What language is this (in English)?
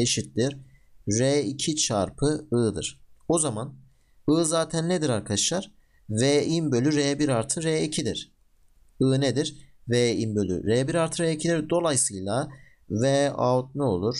Turkish